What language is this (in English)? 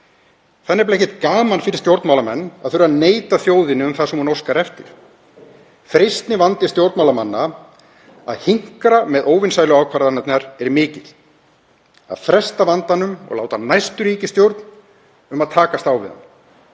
Icelandic